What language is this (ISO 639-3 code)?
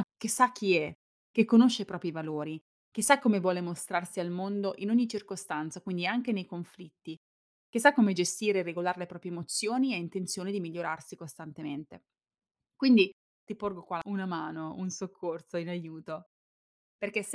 ita